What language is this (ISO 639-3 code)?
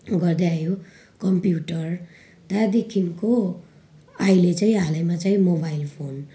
nep